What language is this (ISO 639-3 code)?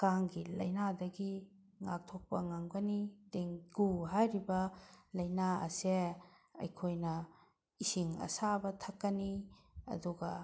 mni